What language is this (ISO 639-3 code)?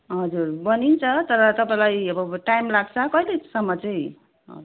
nep